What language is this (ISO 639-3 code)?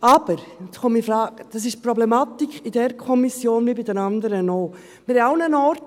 gsw